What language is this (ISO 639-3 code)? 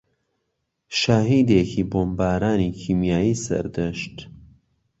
ckb